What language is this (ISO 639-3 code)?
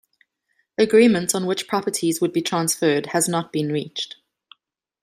eng